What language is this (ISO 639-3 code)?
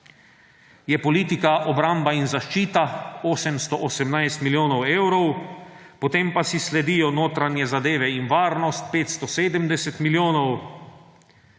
slv